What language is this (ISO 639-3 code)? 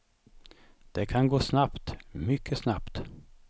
swe